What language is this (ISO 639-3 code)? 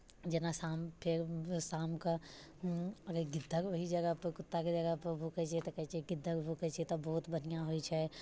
mai